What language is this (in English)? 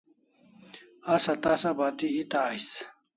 Kalasha